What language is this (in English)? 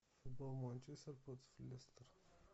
Russian